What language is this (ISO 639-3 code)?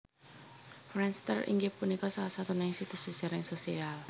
jav